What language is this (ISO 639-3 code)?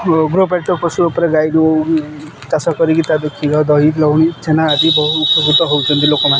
ori